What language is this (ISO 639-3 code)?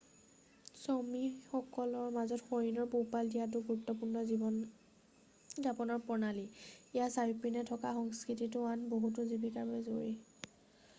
asm